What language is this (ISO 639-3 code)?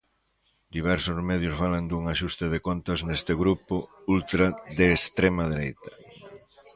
glg